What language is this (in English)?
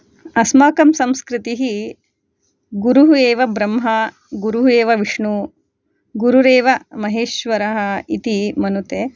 Sanskrit